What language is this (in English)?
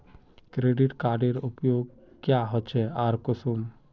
Magahi